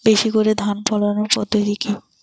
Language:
Bangla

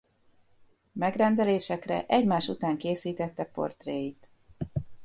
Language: Hungarian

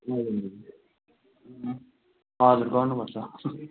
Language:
Nepali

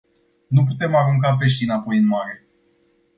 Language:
Romanian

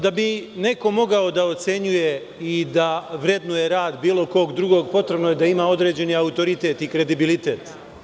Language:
Serbian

